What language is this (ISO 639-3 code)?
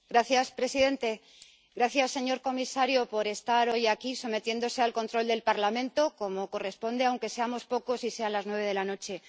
spa